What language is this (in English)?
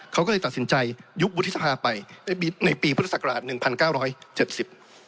Thai